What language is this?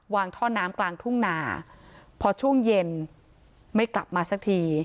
Thai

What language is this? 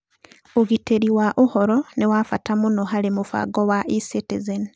Kikuyu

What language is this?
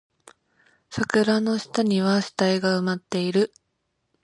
Japanese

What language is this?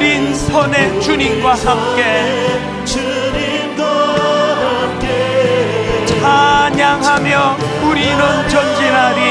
Korean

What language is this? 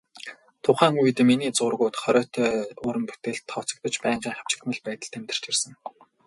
Mongolian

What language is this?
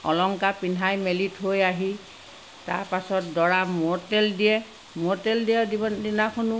Assamese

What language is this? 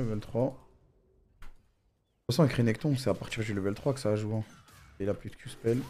French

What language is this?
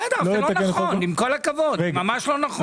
Hebrew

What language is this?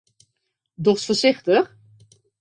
Western Frisian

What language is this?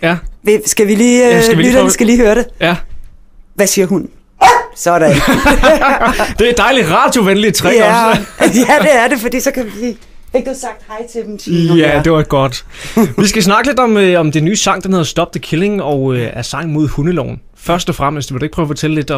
Danish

